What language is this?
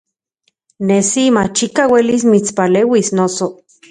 Central Puebla Nahuatl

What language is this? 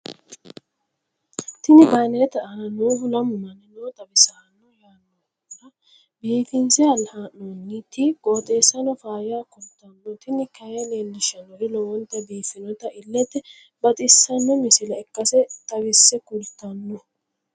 Sidamo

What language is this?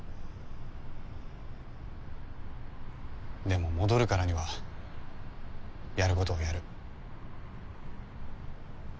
Japanese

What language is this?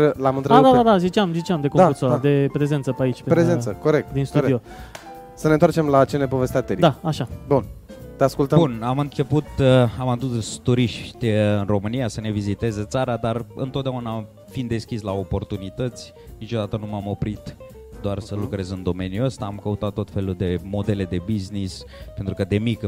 Romanian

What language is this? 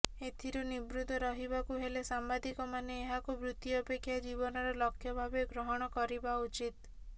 Odia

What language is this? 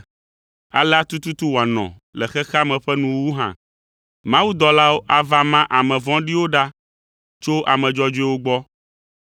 Ewe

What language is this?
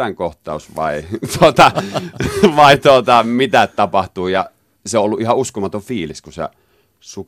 Finnish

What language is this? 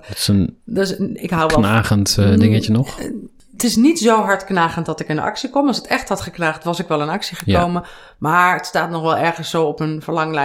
Dutch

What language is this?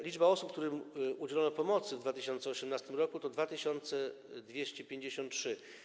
Polish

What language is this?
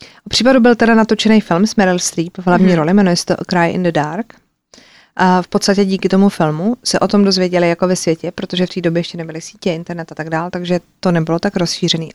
Czech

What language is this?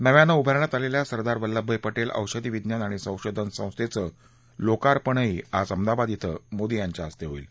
Marathi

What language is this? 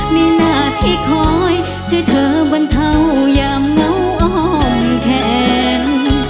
Thai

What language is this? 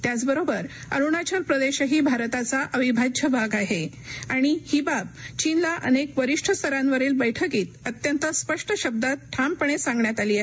Marathi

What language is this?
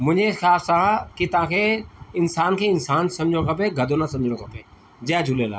Sindhi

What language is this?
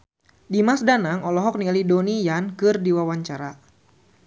Sundanese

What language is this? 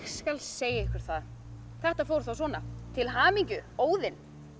Icelandic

